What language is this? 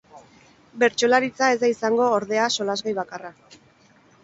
Basque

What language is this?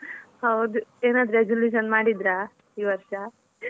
Kannada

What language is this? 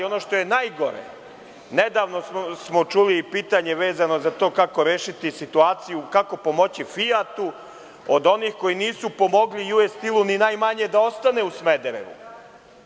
Serbian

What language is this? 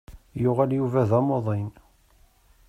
Kabyle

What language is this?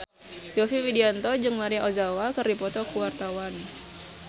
Sundanese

